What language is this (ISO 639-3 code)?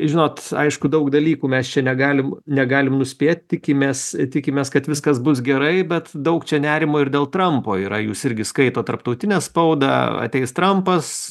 lit